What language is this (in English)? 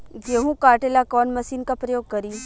Bhojpuri